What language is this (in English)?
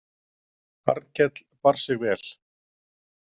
Icelandic